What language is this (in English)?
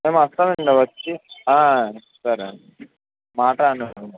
Telugu